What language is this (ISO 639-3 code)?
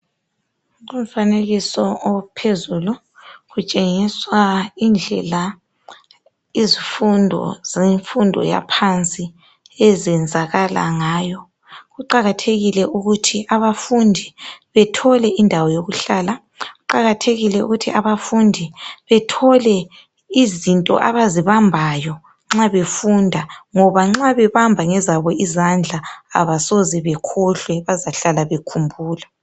nde